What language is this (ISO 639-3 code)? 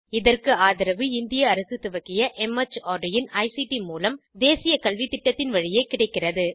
tam